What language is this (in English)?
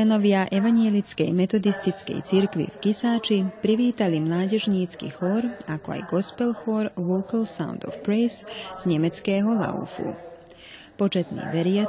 Slovak